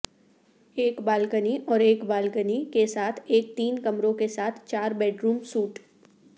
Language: Urdu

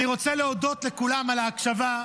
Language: Hebrew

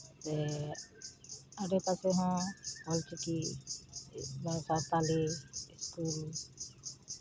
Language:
Santali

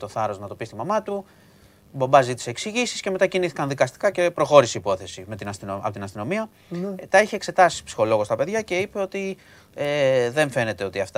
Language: Greek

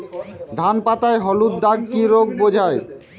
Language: Bangla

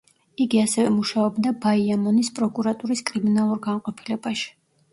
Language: Georgian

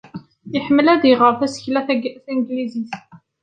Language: Kabyle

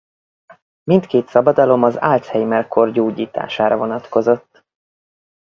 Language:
Hungarian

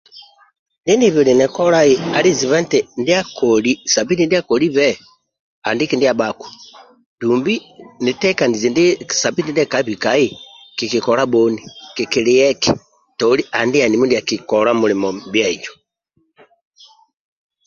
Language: Amba (Uganda)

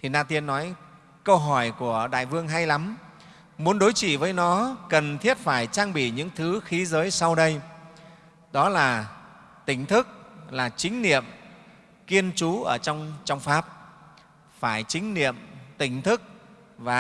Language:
Vietnamese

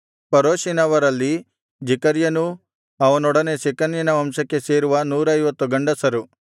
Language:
Kannada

